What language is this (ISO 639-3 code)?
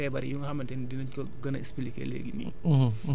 wol